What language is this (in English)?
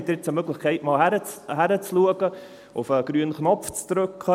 Swiss German